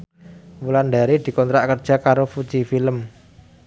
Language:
Javanese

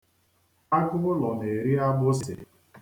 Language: Igbo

